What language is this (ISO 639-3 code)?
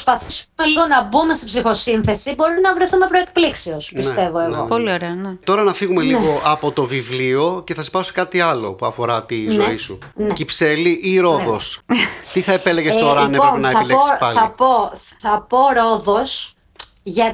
ell